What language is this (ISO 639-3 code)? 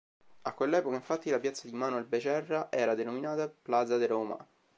ita